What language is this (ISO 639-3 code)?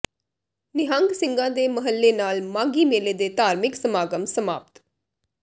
pan